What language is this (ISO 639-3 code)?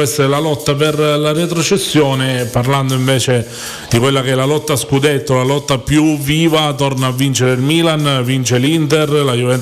ita